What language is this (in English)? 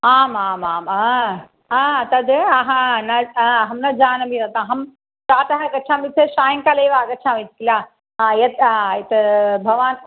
Sanskrit